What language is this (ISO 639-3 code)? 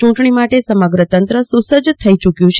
guj